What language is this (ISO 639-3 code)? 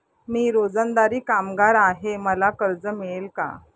mar